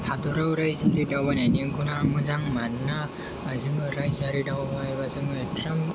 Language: Bodo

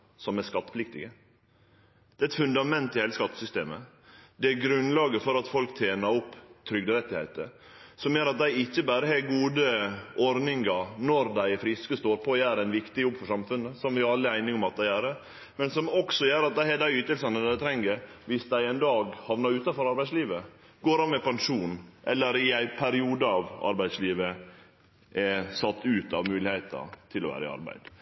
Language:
Norwegian Nynorsk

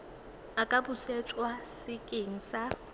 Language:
Tswana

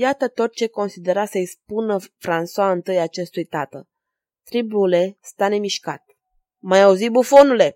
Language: Romanian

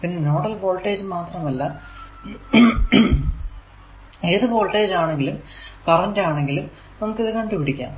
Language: Malayalam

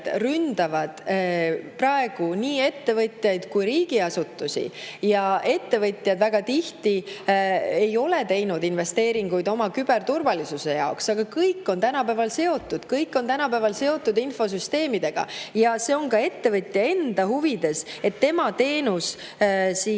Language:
Estonian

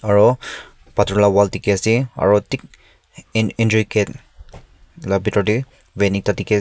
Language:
Naga Pidgin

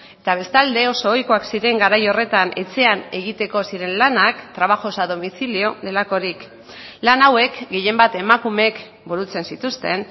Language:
Basque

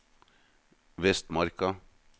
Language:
Norwegian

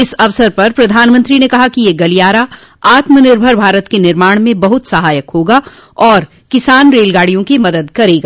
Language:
Hindi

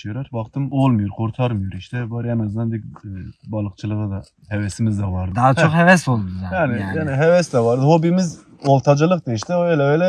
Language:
Turkish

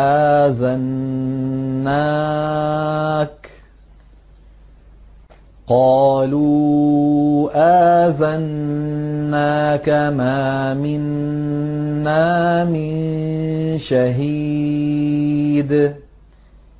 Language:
Arabic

